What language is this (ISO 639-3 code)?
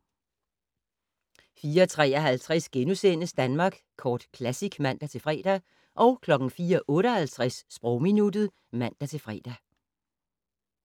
dan